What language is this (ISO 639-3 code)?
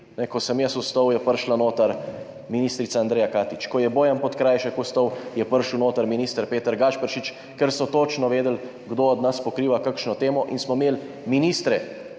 slv